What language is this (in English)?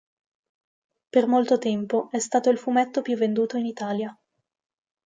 Italian